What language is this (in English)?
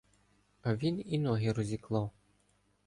Ukrainian